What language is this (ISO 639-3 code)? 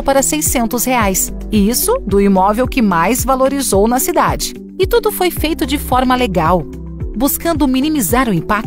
por